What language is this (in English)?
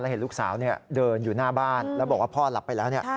Thai